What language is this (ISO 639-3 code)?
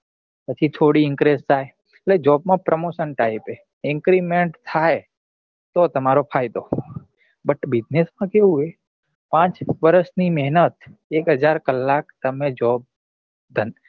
guj